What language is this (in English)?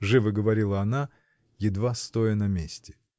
Russian